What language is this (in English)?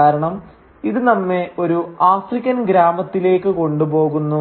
Malayalam